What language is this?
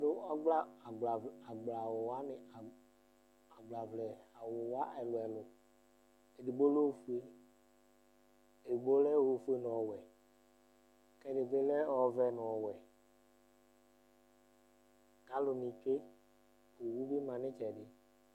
Ikposo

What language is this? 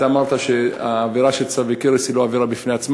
Hebrew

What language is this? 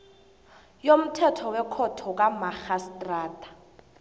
South Ndebele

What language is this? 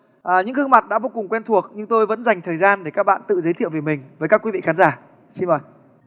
Vietnamese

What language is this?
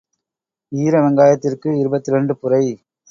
Tamil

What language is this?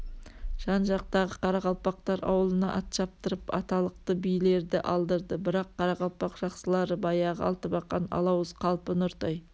Kazakh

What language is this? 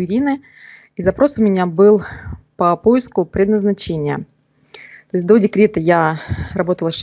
Russian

